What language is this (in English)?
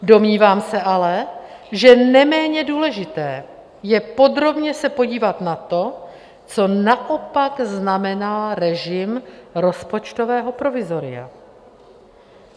Czech